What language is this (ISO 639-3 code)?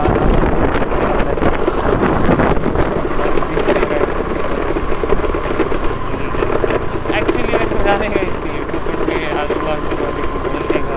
mar